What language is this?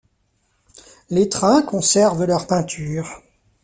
French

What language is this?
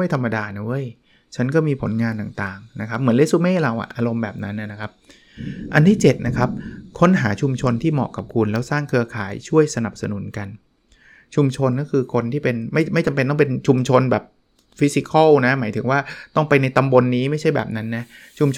Thai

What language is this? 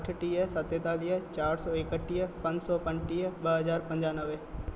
Sindhi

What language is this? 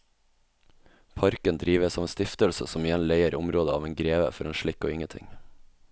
Norwegian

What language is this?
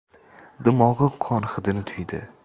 Uzbek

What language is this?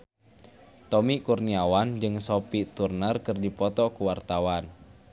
Sundanese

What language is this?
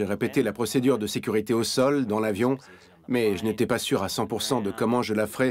French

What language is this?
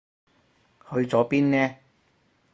Cantonese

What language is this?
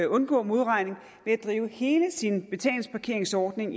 Danish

